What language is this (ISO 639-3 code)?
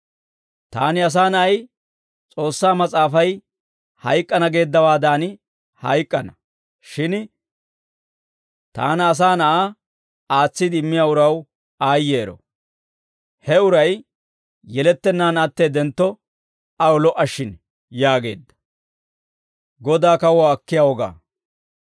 dwr